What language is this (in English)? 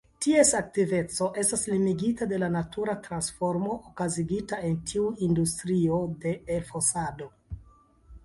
Esperanto